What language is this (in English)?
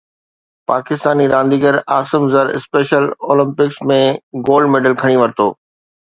Sindhi